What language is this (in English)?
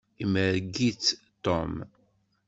Kabyle